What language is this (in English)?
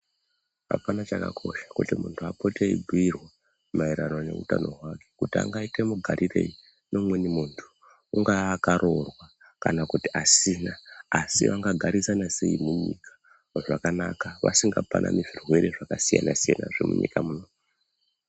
Ndau